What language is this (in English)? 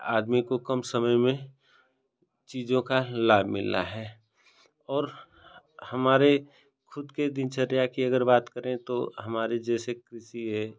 Hindi